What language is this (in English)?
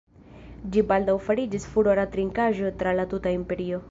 Esperanto